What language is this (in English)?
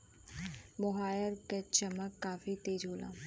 Bhojpuri